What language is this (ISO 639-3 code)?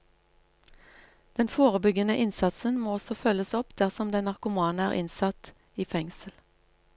nor